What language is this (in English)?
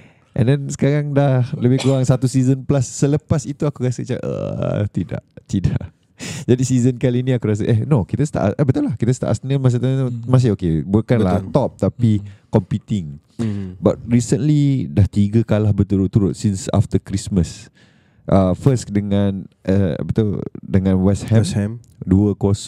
Malay